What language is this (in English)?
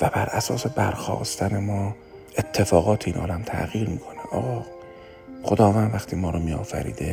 Persian